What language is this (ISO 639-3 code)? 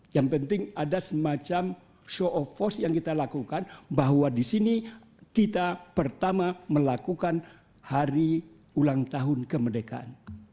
ind